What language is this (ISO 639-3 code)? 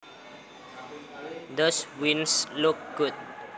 jav